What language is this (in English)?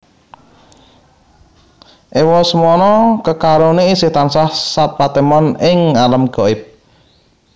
Javanese